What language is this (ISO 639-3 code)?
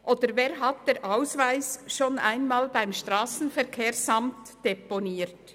gsw